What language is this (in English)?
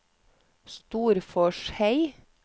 Norwegian